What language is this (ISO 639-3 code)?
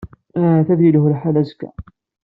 kab